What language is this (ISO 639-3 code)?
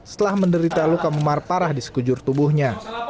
ind